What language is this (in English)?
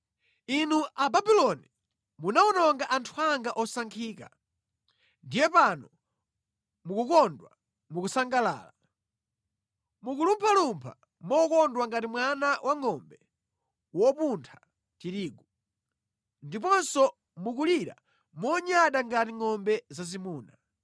Nyanja